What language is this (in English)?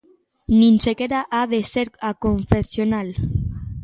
Galician